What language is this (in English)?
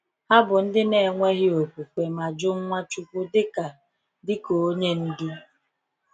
Igbo